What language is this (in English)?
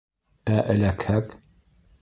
Bashkir